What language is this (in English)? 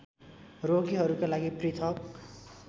Nepali